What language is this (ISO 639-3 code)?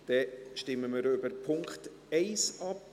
gsw